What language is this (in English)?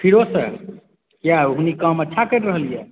Maithili